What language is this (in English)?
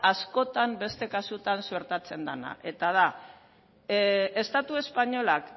Basque